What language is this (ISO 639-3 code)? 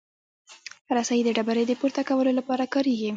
pus